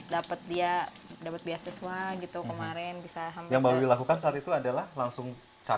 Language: Indonesian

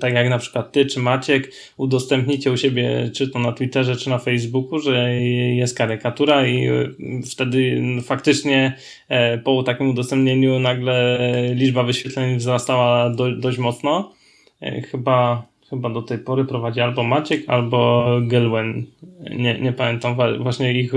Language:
Polish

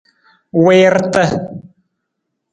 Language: Nawdm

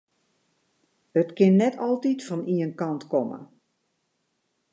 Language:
Western Frisian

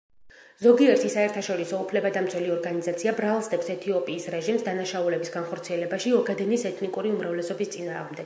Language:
Georgian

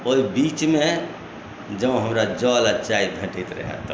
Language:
Maithili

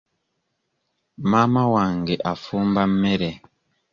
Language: Ganda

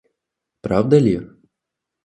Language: Russian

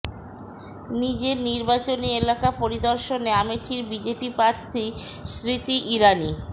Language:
Bangla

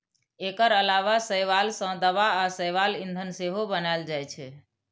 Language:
Maithili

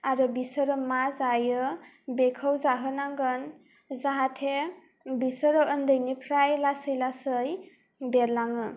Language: Bodo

